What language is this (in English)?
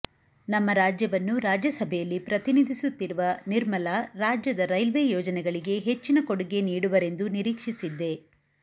Kannada